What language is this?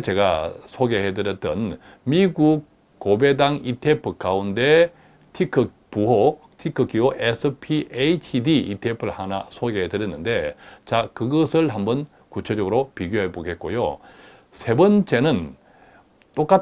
Korean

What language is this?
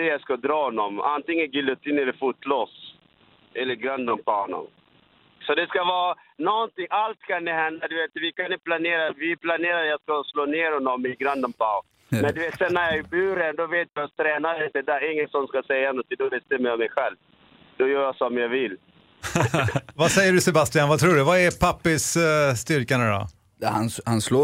Swedish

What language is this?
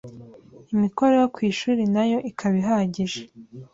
Kinyarwanda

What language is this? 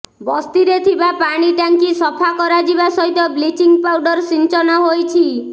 Odia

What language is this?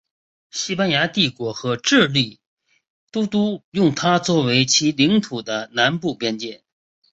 Chinese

